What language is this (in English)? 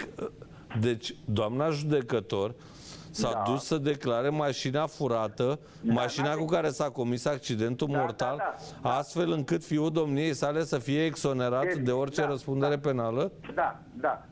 Romanian